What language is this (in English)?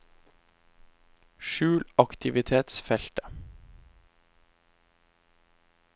Norwegian